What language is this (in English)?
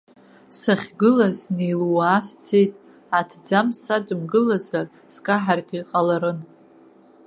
Abkhazian